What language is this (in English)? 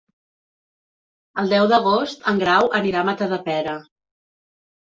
Catalan